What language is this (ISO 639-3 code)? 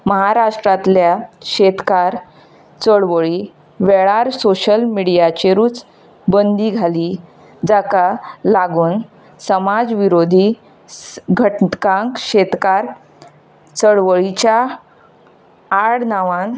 kok